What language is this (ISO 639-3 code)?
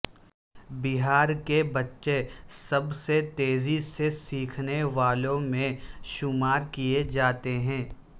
urd